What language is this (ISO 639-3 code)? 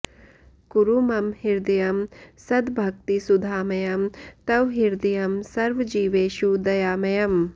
san